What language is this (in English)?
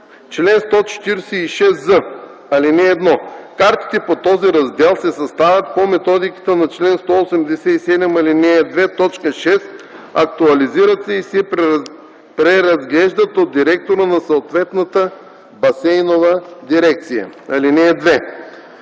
Bulgarian